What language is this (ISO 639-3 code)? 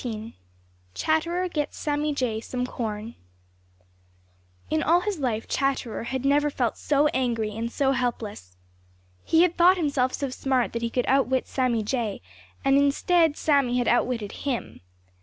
eng